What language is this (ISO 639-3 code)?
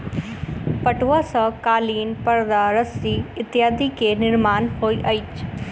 mai